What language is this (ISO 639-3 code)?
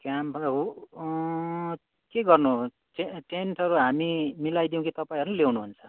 nep